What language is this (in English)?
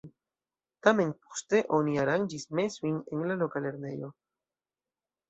Esperanto